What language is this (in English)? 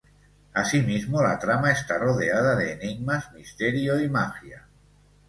Spanish